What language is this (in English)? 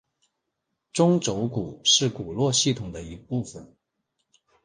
Chinese